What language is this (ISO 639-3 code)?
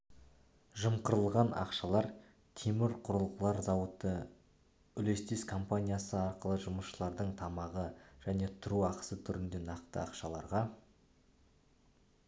kaz